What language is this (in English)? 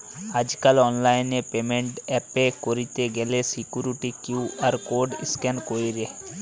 Bangla